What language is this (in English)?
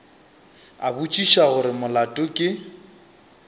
Northern Sotho